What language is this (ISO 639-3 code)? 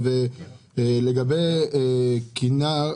heb